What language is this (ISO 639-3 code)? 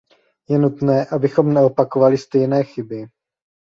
ces